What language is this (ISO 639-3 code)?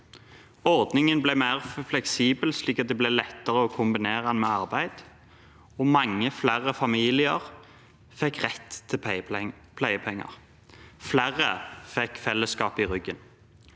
nor